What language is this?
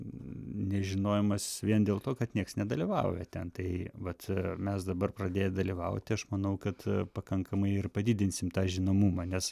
Lithuanian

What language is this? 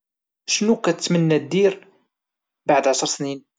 Moroccan Arabic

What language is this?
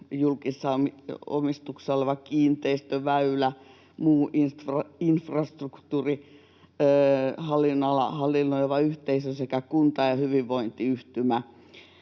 Finnish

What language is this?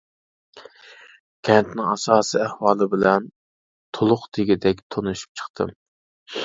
Uyghur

